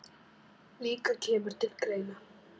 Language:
Icelandic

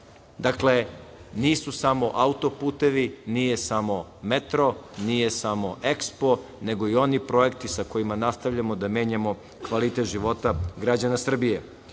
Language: Serbian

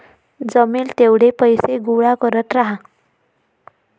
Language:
Marathi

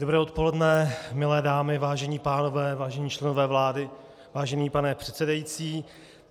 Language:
Czech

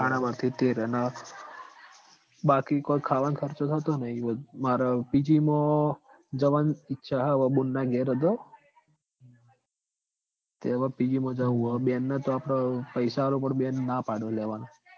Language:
Gujarati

